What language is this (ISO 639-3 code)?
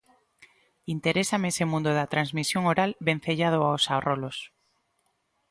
glg